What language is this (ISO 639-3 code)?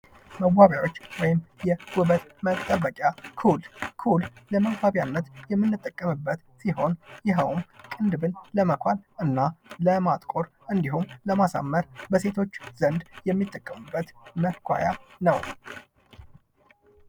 amh